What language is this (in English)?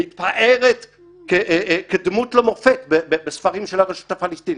Hebrew